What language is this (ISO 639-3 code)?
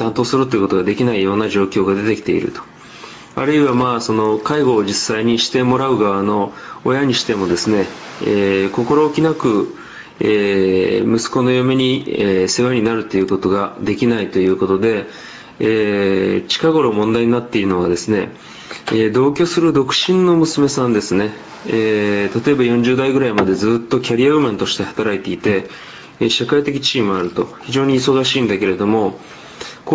jpn